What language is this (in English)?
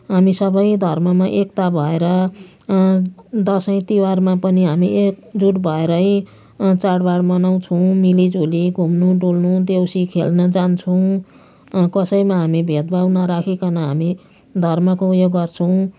Nepali